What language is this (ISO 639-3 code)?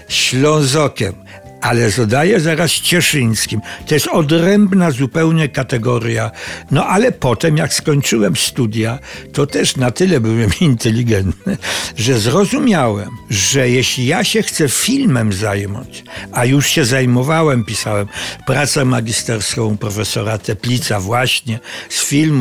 pol